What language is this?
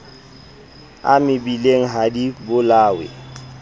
Southern Sotho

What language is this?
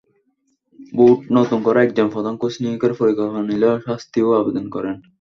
Bangla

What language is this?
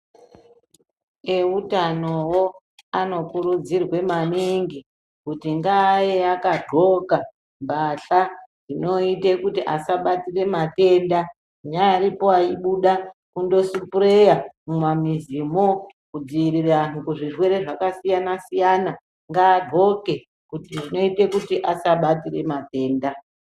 Ndau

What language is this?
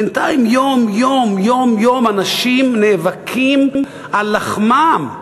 Hebrew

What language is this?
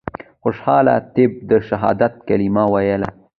Pashto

